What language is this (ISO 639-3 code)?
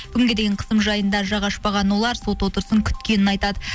kaz